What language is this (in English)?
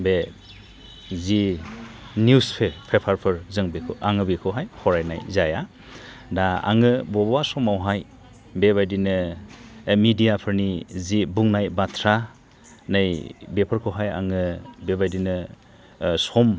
Bodo